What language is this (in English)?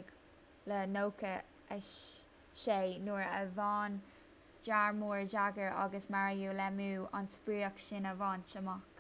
Irish